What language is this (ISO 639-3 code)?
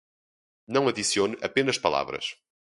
por